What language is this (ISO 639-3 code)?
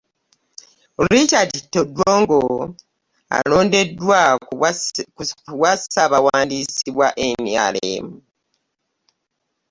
lug